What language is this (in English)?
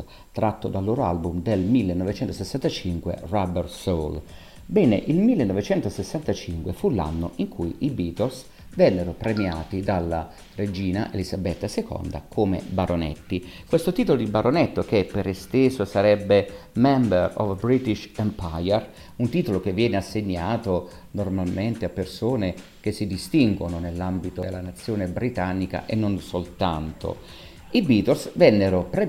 Italian